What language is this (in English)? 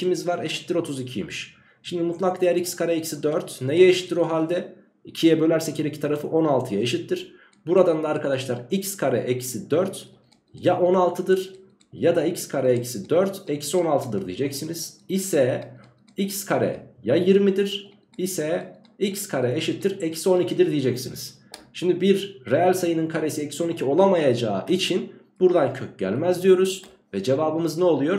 Turkish